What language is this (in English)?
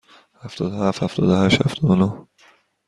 Persian